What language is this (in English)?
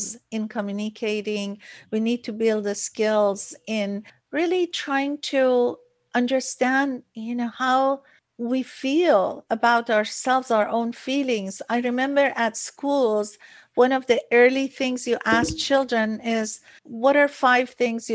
English